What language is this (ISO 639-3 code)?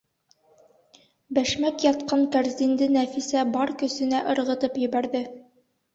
bak